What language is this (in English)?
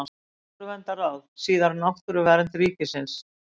Icelandic